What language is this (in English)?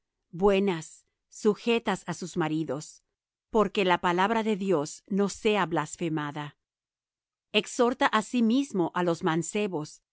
Spanish